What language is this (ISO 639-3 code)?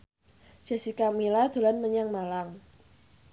jav